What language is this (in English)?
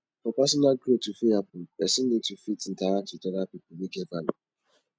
Nigerian Pidgin